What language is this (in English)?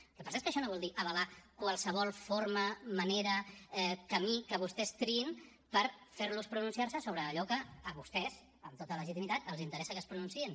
Catalan